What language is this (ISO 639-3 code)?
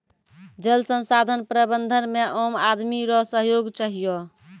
mai